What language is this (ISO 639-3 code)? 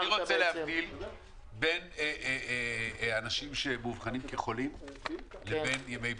heb